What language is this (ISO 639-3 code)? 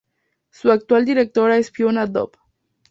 spa